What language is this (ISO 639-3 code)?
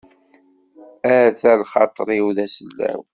kab